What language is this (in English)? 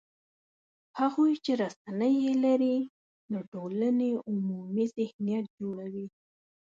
Pashto